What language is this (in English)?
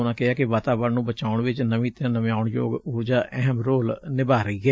Punjabi